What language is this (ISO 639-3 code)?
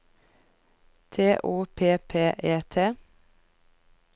nor